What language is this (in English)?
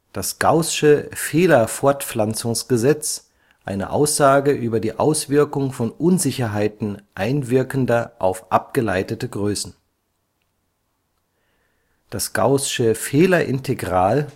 German